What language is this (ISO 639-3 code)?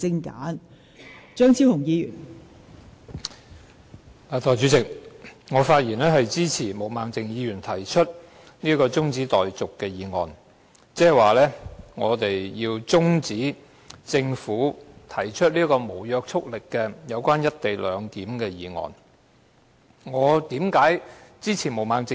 yue